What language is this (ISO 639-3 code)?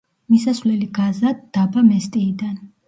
kat